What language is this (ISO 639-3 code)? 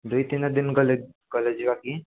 ori